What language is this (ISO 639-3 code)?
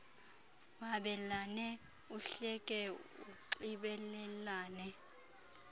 xho